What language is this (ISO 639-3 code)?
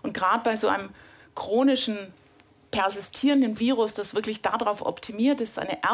deu